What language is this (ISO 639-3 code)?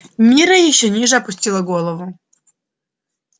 rus